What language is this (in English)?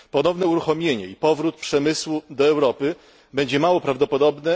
Polish